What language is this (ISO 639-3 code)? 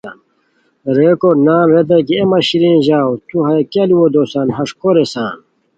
khw